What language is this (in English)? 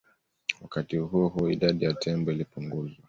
Swahili